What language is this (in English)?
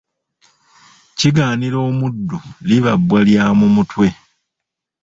Ganda